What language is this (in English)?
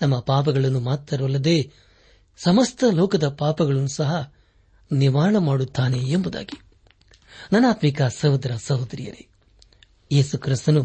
Kannada